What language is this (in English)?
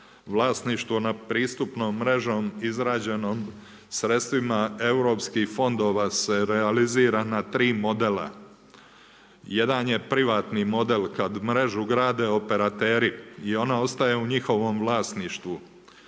Croatian